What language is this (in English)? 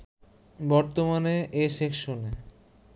Bangla